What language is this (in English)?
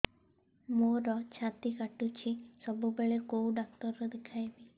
Odia